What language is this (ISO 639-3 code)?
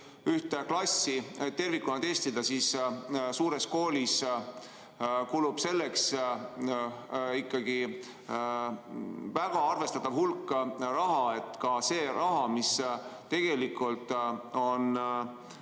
est